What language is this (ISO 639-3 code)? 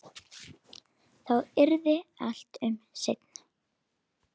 isl